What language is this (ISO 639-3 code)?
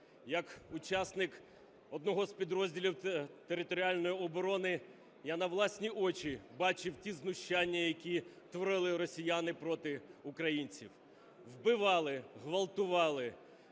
ukr